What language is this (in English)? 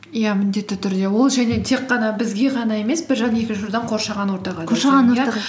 Kazakh